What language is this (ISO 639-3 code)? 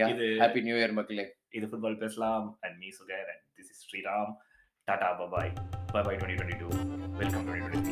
tam